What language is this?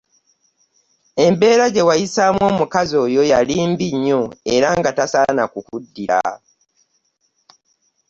Ganda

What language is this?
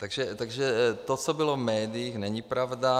Czech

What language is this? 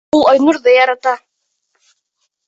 Bashkir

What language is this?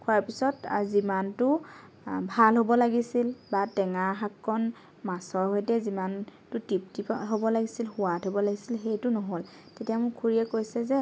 Assamese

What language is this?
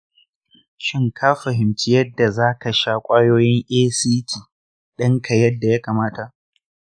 Hausa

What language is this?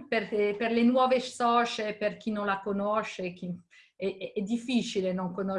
Italian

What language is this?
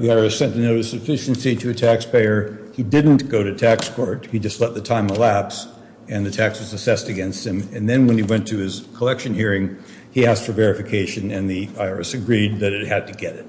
English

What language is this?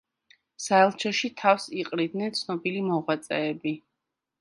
Georgian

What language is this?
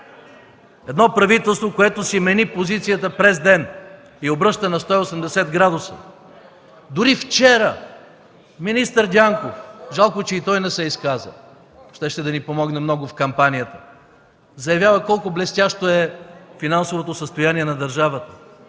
Bulgarian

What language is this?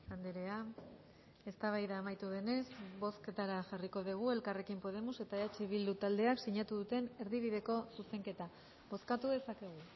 Basque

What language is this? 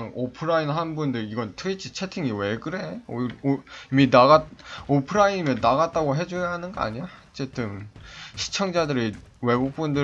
Korean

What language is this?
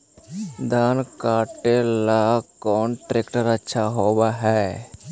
Magahi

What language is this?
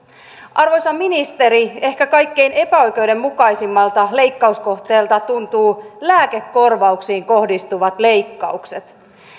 Finnish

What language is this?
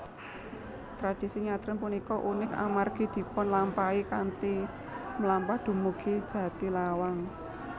Javanese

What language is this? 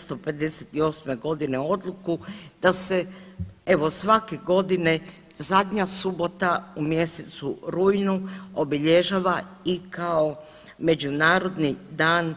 Croatian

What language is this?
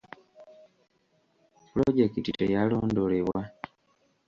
Ganda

